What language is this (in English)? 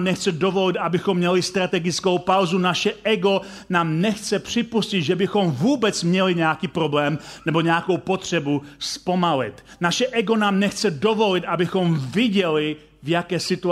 Czech